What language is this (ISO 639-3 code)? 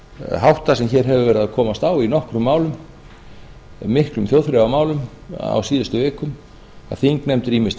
isl